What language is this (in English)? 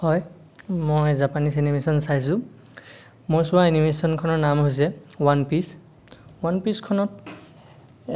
Assamese